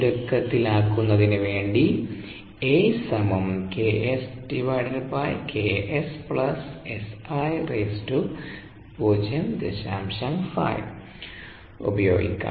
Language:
Malayalam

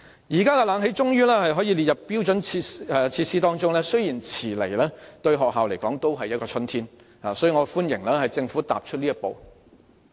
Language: Cantonese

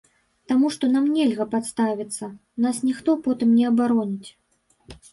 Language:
Belarusian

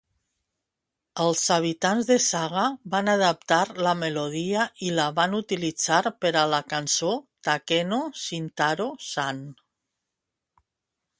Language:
Catalan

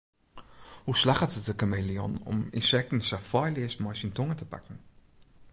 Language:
Western Frisian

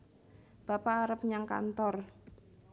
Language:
Javanese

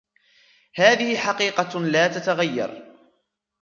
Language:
Arabic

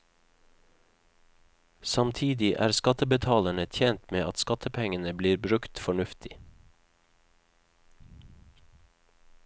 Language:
Norwegian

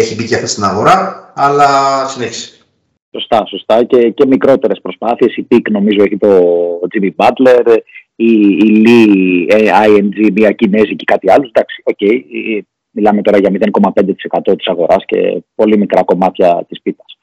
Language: Greek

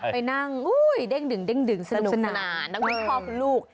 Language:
Thai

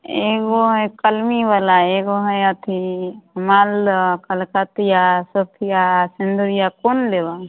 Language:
Maithili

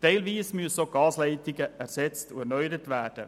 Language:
Swiss German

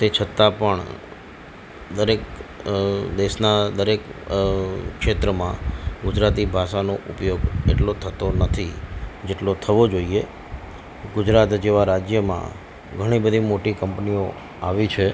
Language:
Gujarati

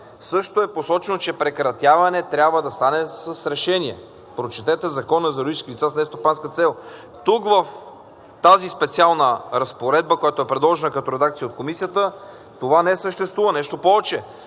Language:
Bulgarian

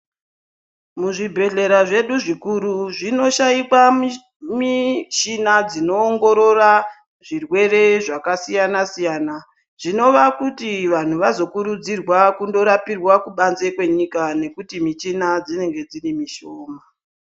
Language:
Ndau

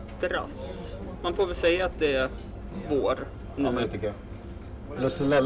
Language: Swedish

